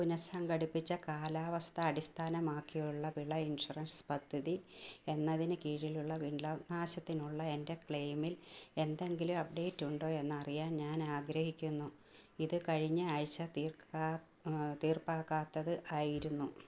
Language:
Malayalam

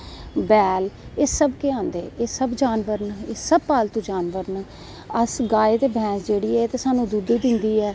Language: Dogri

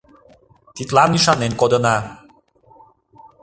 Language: Mari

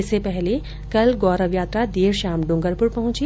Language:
Hindi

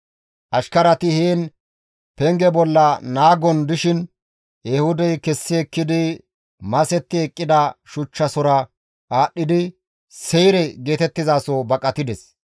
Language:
Gamo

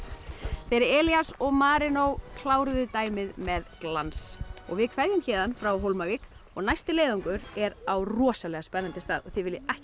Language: Icelandic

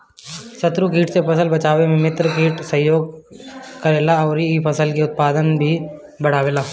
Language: Bhojpuri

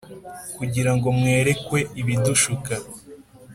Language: Kinyarwanda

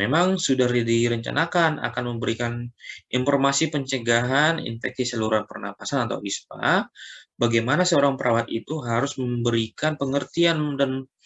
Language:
Indonesian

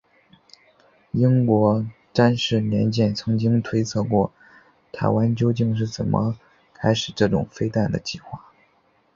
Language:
Chinese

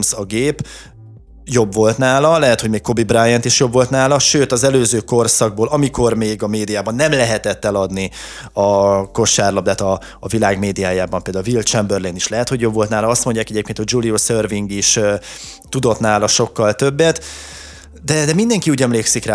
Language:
Hungarian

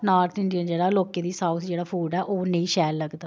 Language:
Dogri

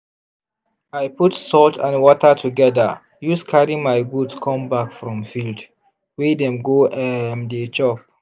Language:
Nigerian Pidgin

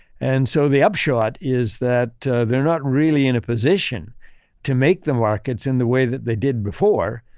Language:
English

